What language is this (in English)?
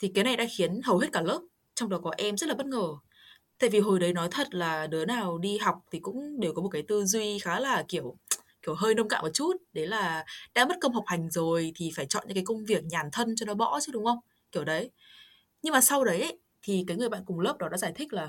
Vietnamese